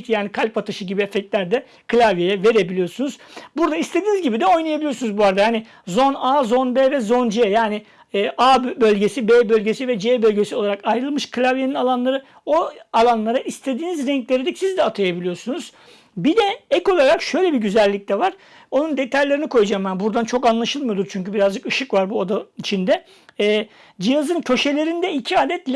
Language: Turkish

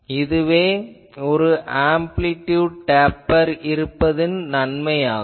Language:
Tamil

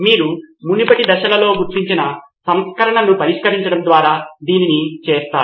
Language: Telugu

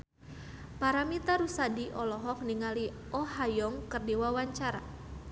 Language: Sundanese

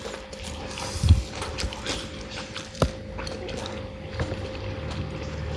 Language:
Indonesian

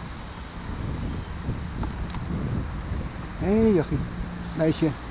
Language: Dutch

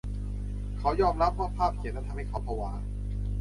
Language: Thai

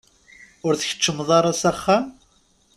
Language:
Kabyle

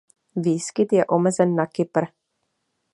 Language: Czech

